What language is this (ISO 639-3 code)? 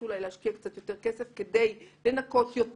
heb